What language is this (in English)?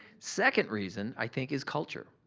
English